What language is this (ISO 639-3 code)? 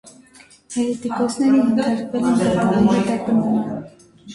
hye